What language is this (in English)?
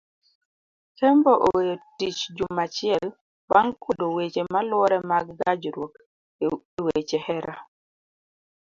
Luo (Kenya and Tanzania)